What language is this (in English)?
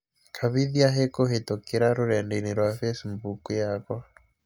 Kikuyu